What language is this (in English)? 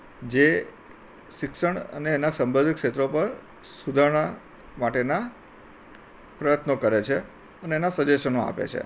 Gujarati